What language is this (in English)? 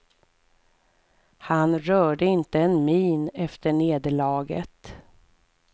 Swedish